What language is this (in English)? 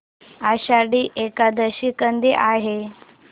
Marathi